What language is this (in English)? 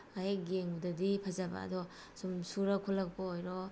Manipuri